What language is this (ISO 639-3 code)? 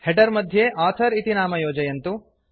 san